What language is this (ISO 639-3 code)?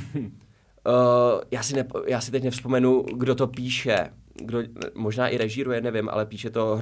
ces